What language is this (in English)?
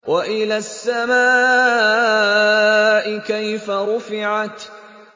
Arabic